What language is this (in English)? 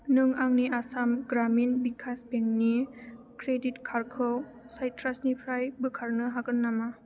Bodo